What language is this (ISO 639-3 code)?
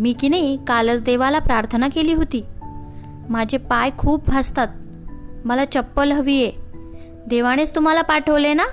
mar